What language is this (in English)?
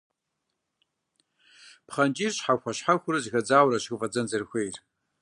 Kabardian